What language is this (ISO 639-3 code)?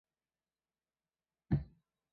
zho